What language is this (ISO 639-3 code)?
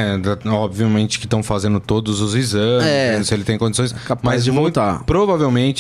por